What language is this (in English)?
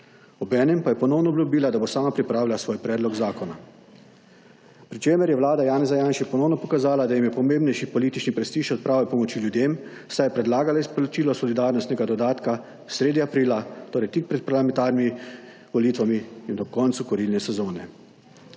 Slovenian